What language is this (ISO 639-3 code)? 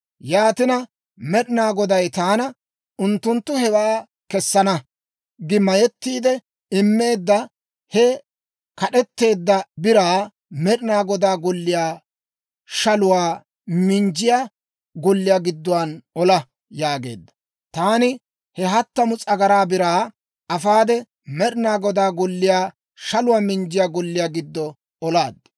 dwr